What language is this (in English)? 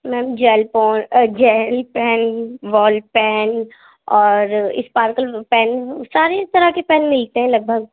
Urdu